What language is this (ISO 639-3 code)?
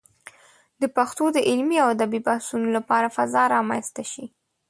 pus